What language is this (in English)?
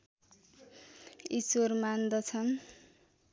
Nepali